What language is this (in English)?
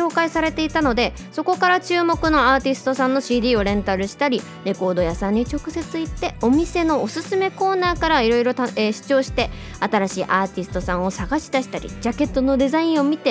Japanese